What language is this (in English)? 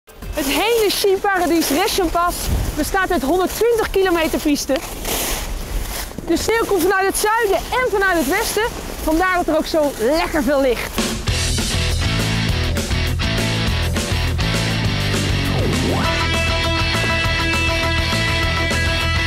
Dutch